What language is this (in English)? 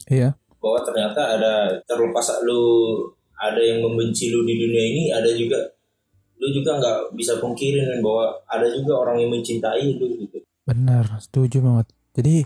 Indonesian